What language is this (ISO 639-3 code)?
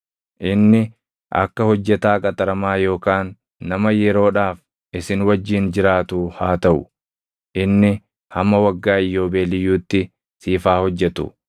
orm